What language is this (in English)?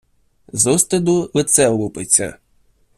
Ukrainian